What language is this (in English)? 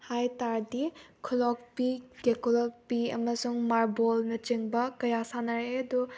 Manipuri